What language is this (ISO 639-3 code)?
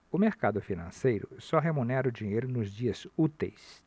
por